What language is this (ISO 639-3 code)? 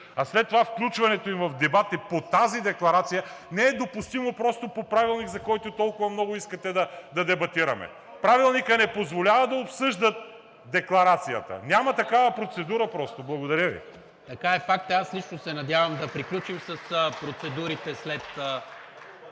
bul